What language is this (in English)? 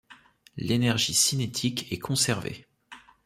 French